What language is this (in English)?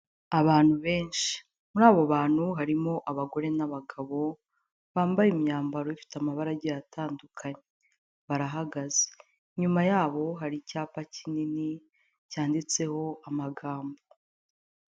Kinyarwanda